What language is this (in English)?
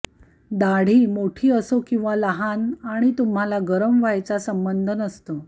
Marathi